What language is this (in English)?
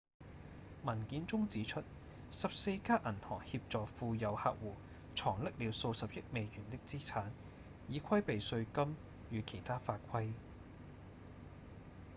Cantonese